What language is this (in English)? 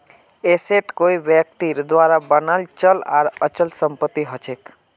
Magahi